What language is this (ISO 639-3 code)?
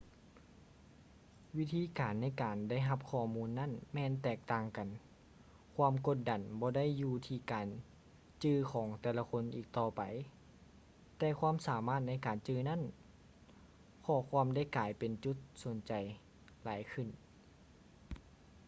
lao